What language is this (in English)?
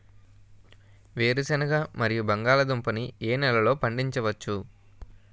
Telugu